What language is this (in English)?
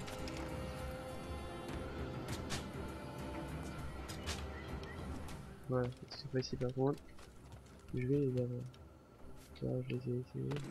French